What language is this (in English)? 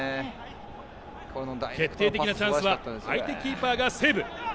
Japanese